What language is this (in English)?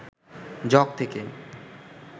Bangla